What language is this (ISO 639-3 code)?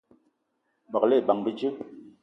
eto